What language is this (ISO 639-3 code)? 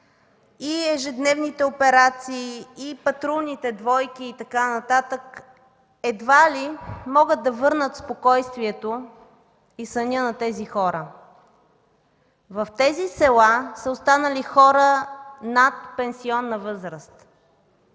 bul